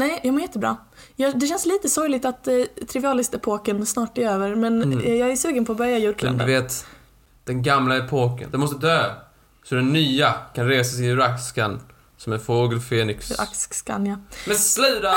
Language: Swedish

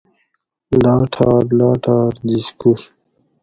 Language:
Gawri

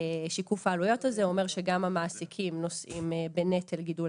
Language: Hebrew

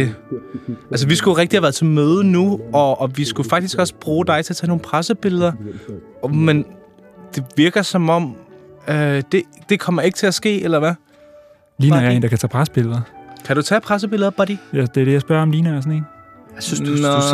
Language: Danish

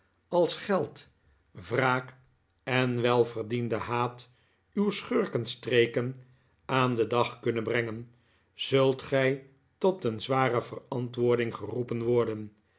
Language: Dutch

